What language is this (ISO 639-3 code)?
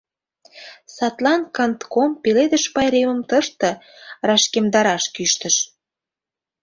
chm